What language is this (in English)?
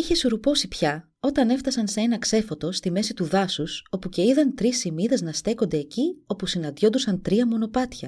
Greek